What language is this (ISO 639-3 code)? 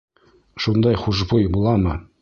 bak